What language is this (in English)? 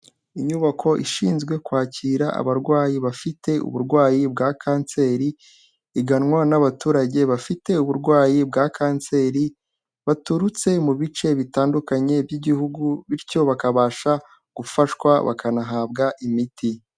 Kinyarwanda